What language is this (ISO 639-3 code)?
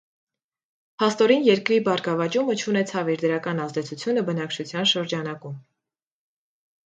hye